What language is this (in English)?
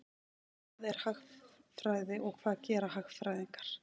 Icelandic